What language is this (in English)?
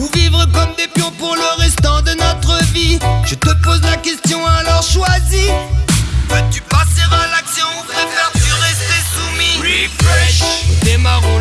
French